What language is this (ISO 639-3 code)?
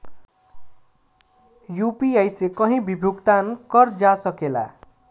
bho